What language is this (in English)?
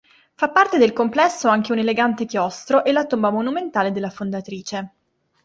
Italian